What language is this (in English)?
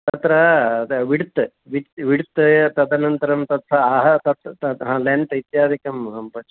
Sanskrit